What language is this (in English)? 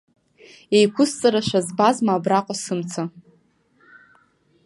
Abkhazian